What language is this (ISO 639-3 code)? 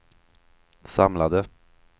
swe